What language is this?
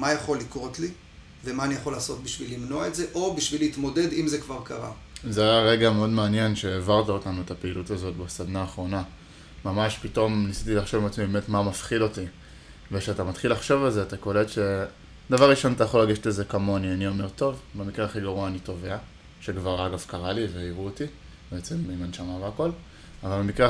Hebrew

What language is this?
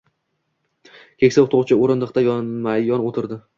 Uzbek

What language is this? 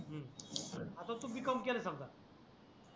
Marathi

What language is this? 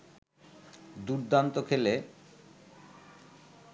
Bangla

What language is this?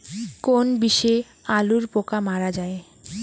Bangla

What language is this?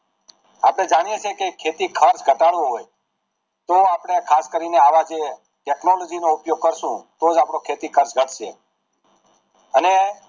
Gujarati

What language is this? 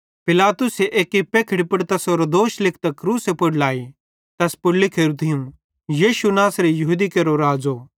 Bhadrawahi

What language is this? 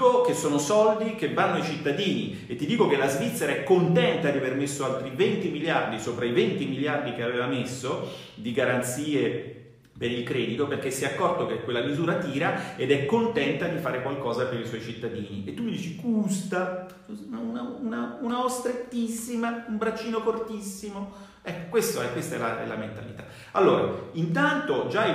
Italian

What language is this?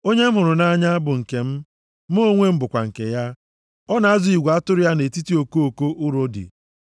Igbo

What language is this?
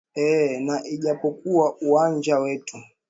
Swahili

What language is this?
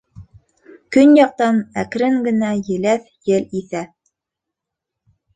Bashkir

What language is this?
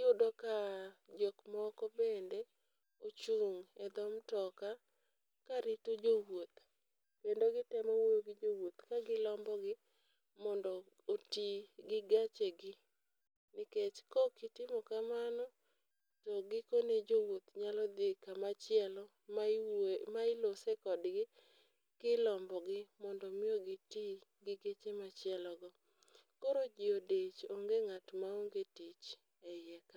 Luo (Kenya and Tanzania)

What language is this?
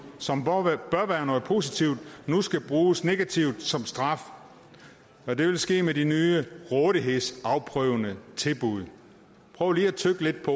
Danish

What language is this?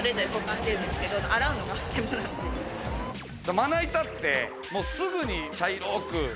Japanese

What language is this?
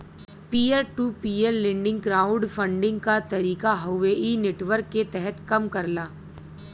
Bhojpuri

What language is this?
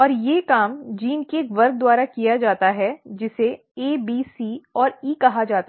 Hindi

